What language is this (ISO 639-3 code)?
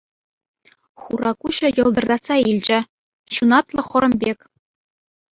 chv